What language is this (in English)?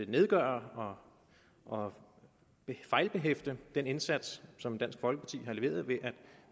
Danish